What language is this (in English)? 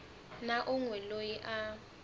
Tsonga